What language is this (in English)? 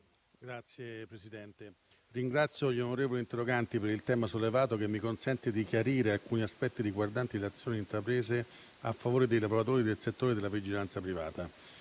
Italian